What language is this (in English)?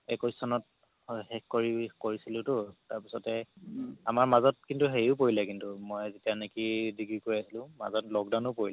Assamese